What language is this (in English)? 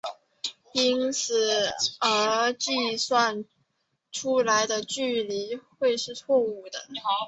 Chinese